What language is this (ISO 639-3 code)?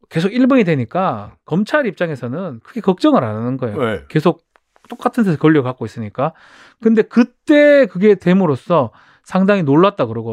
kor